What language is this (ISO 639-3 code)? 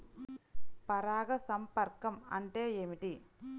tel